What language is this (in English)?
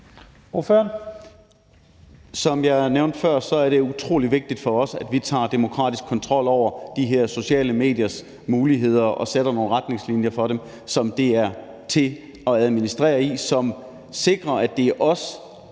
Danish